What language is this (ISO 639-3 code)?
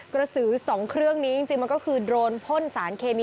tha